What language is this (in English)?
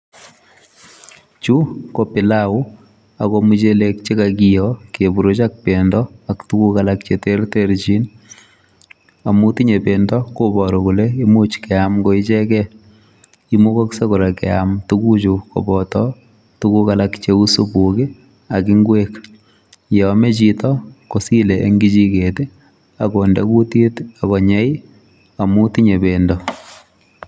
Kalenjin